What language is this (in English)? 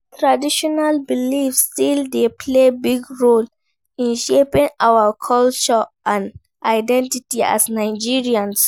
Nigerian Pidgin